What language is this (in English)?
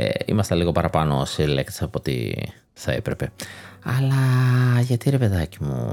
Greek